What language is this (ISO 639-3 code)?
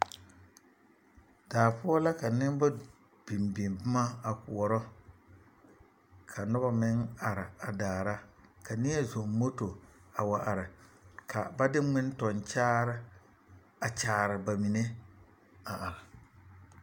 dga